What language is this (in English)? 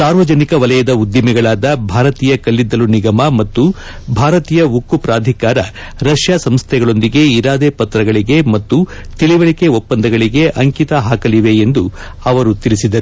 Kannada